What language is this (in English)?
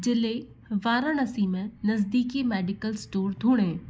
Hindi